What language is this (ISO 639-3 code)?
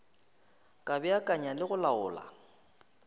nso